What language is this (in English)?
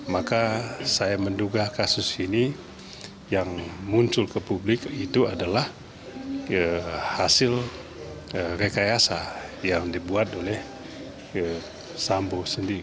Indonesian